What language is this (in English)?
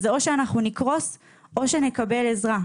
Hebrew